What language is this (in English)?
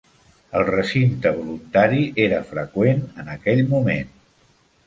Catalan